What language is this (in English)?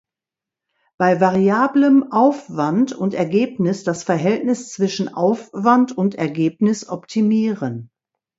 German